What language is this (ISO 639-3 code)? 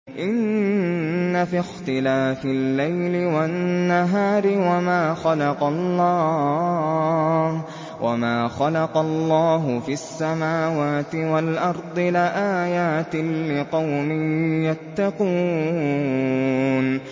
ara